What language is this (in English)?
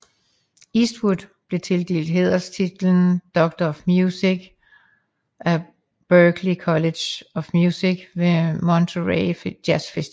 Danish